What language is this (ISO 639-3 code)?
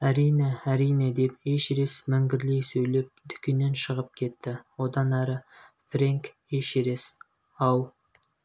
kaz